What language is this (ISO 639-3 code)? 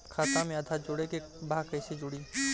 bho